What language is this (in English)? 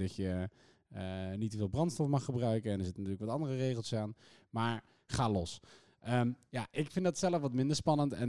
Dutch